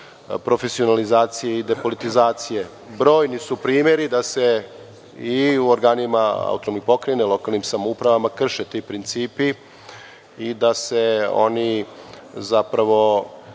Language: Serbian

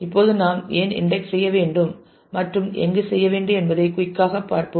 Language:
Tamil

